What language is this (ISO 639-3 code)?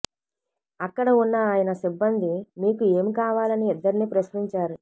tel